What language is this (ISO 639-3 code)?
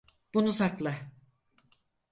tur